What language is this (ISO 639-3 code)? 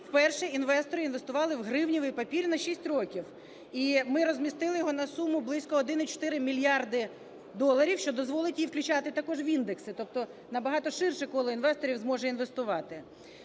ukr